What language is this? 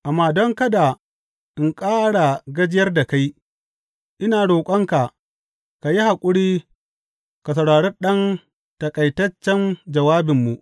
Hausa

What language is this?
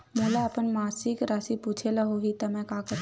Chhattisgarhi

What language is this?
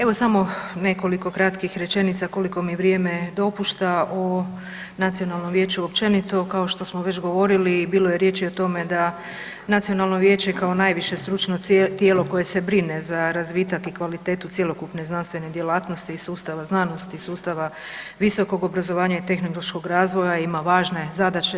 Croatian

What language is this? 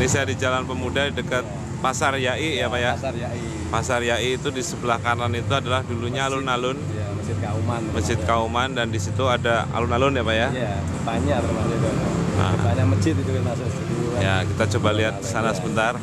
Indonesian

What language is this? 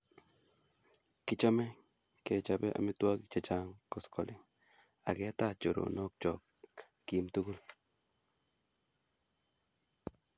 Kalenjin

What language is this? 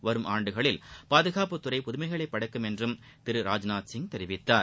Tamil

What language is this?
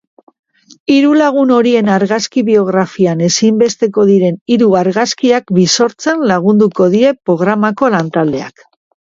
Basque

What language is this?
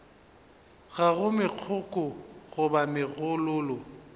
Northern Sotho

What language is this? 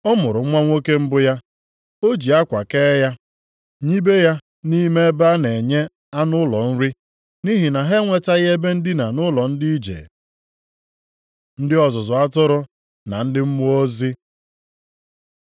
Igbo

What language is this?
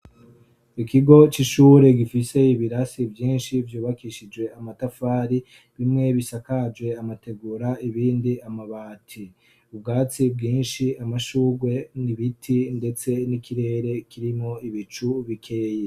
Rundi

